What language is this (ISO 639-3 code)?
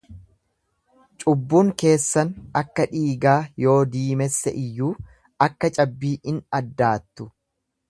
orm